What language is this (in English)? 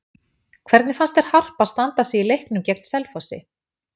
Icelandic